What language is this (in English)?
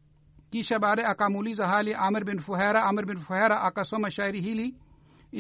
Swahili